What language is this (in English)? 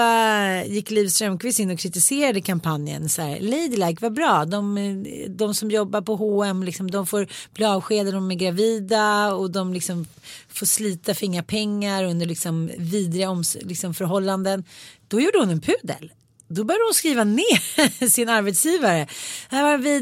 Swedish